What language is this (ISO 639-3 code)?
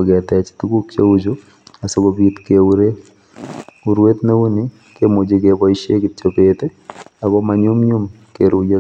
kln